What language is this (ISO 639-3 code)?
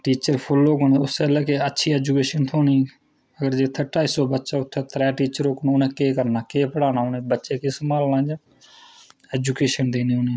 doi